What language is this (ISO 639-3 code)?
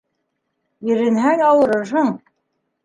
bak